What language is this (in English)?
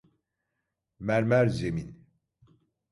Turkish